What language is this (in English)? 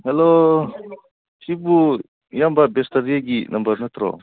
Manipuri